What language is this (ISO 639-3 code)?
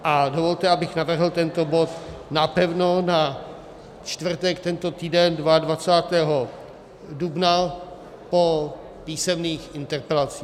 ces